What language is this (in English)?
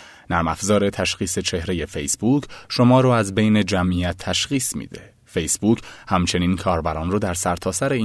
Persian